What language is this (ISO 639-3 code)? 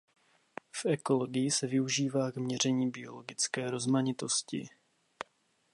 ces